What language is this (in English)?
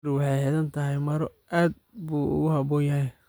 Somali